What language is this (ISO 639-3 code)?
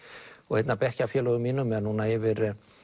isl